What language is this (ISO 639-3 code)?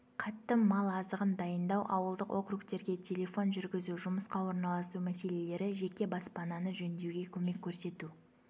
kaz